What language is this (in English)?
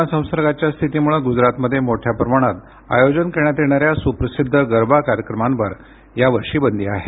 Marathi